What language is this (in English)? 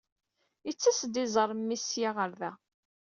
Kabyle